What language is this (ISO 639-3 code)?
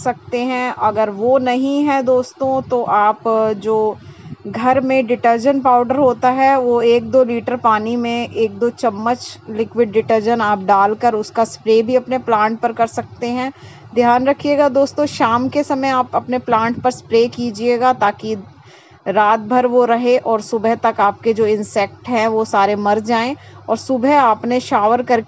hin